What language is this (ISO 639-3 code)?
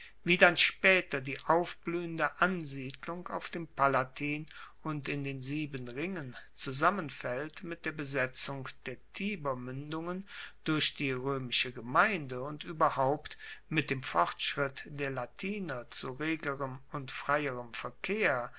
deu